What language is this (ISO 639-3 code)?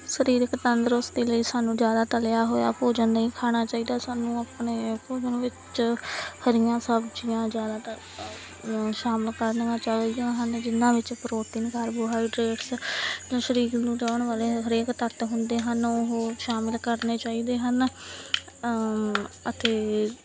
pan